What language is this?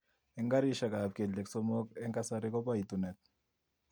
Kalenjin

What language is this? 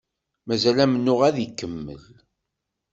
Kabyle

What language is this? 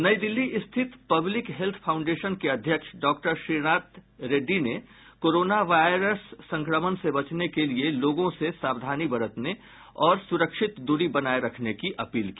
Hindi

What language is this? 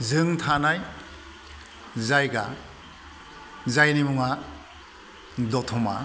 Bodo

